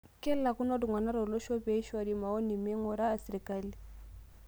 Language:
Masai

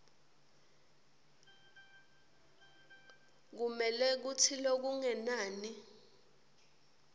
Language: Swati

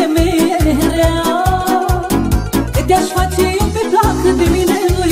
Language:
Romanian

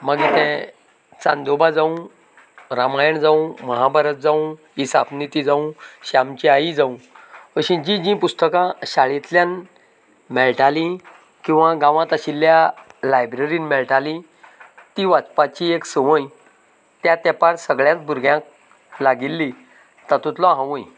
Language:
Konkani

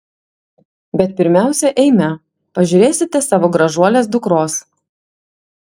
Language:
Lithuanian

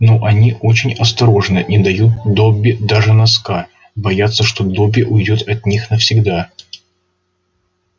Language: Russian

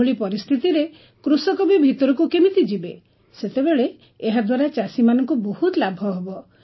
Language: Odia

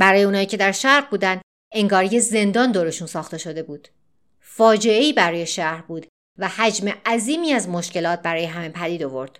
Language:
Persian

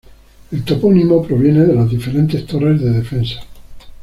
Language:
Spanish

